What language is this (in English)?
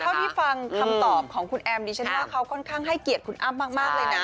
Thai